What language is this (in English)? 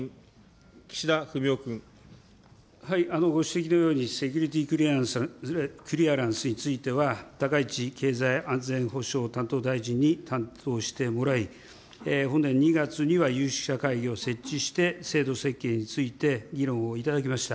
Japanese